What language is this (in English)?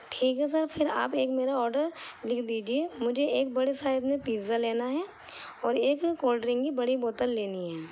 Urdu